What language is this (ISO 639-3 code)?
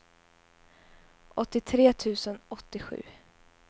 swe